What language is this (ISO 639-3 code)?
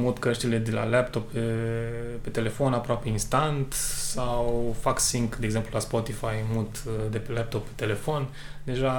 ron